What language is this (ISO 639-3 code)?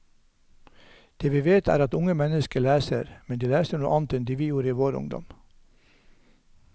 nor